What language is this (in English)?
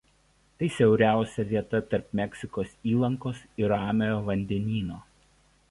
Lithuanian